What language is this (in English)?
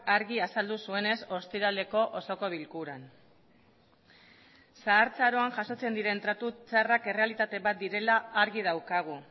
Basque